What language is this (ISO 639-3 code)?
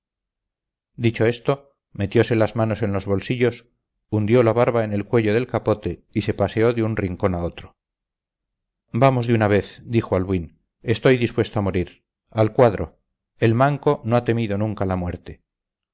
spa